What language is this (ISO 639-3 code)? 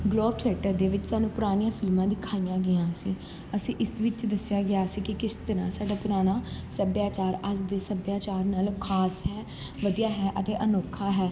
pan